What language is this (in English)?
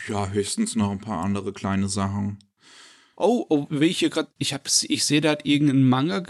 German